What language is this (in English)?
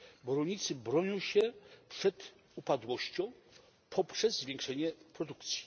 Polish